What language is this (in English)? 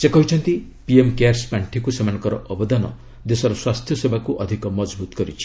Odia